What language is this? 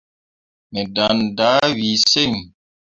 Mundang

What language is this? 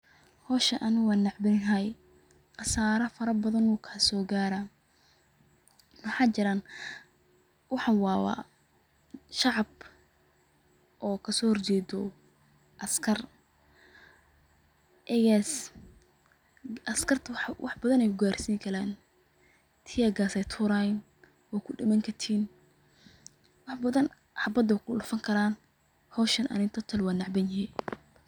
Somali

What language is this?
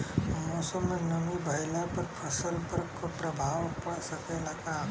Bhojpuri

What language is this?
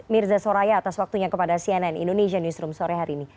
Indonesian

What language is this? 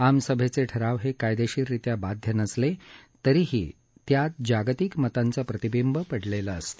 Marathi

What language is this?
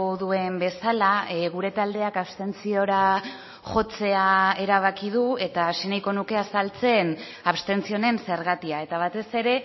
Basque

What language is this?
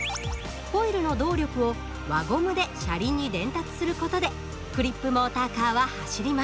Japanese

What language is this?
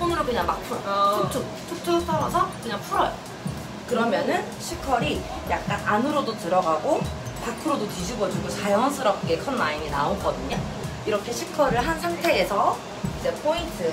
Korean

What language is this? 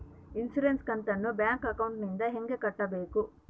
Kannada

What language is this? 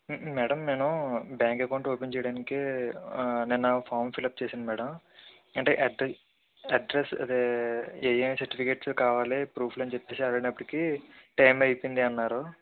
Telugu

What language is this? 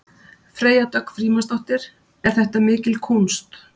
Icelandic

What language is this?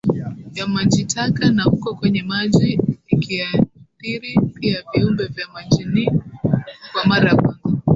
Swahili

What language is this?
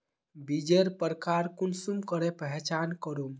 Magahi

